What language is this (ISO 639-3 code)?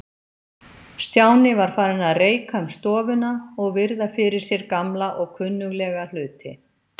isl